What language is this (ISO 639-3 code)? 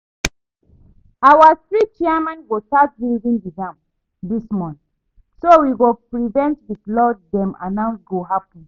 pcm